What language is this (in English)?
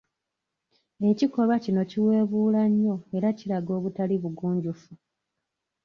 Ganda